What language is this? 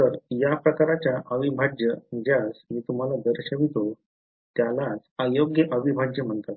Marathi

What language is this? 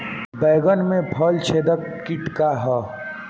Bhojpuri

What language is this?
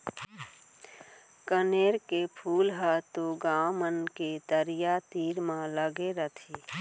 Chhattisgarhi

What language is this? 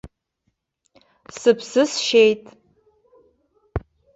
Abkhazian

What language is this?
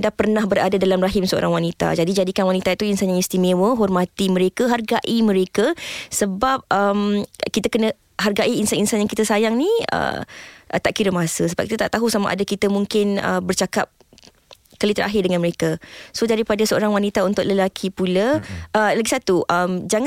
Malay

